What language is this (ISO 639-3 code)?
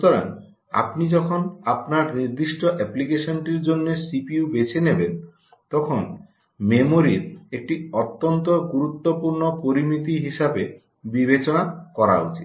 ben